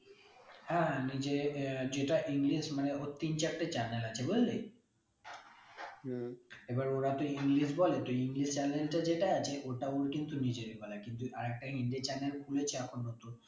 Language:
Bangla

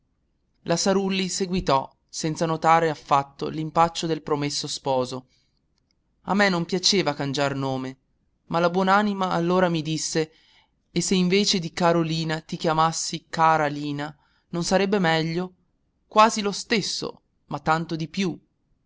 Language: Italian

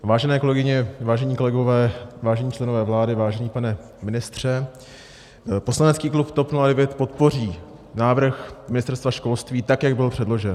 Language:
Czech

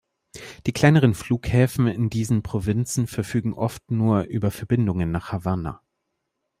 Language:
German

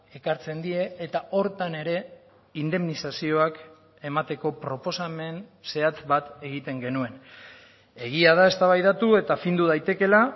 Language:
Basque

